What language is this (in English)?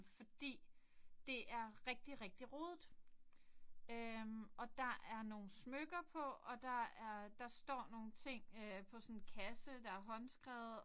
Danish